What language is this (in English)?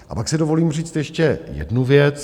Czech